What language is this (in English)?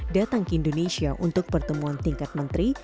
Indonesian